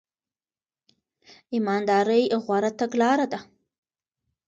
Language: Pashto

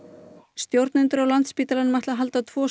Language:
Icelandic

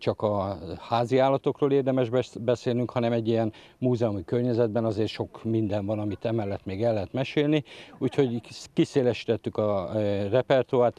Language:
Hungarian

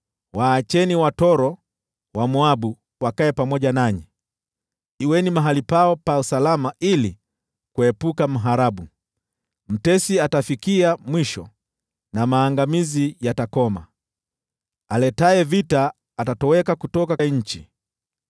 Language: Swahili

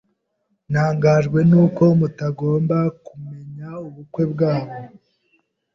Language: Kinyarwanda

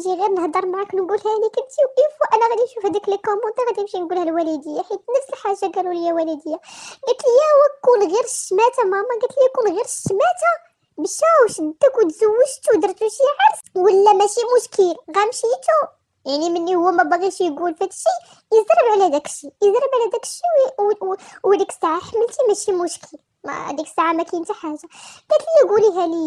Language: Arabic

